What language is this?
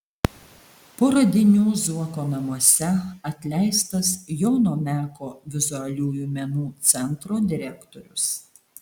Lithuanian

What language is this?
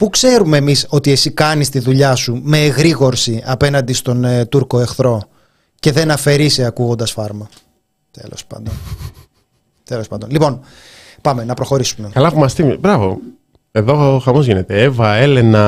Greek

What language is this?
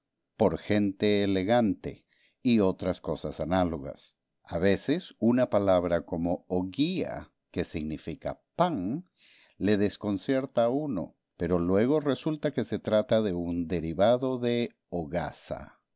Spanish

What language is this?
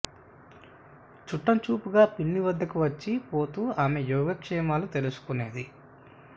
Telugu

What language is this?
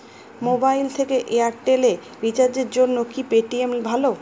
Bangla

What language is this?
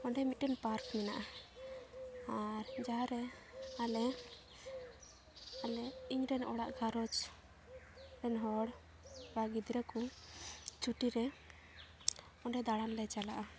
Santali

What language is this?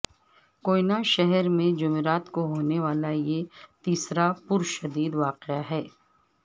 Urdu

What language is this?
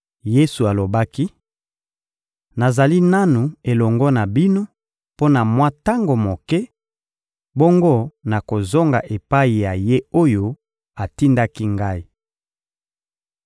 Lingala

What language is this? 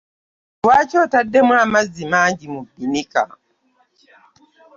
Ganda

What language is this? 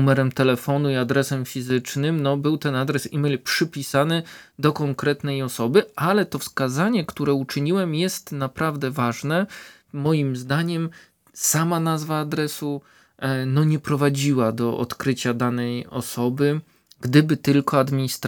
Polish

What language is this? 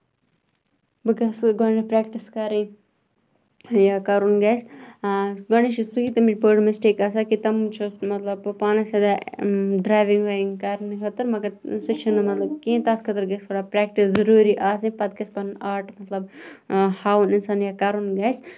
Kashmiri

